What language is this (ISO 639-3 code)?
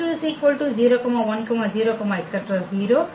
tam